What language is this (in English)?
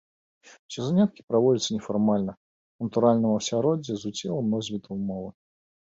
Belarusian